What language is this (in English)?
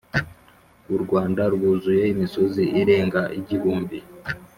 Kinyarwanda